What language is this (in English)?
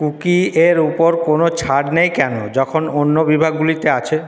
Bangla